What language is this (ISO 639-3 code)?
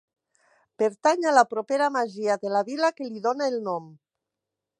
cat